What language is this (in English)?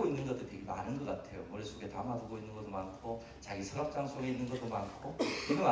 Korean